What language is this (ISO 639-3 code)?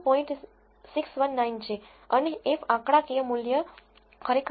guj